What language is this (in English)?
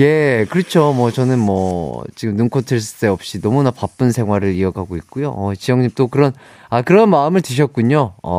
Korean